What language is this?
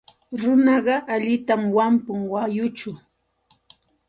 Santa Ana de Tusi Pasco Quechua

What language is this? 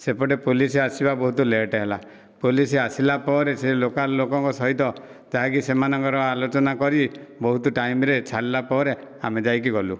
Odia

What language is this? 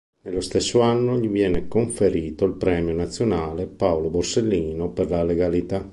Italian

